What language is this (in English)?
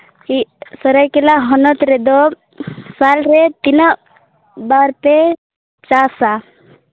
Santali